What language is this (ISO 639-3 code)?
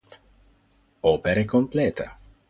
ita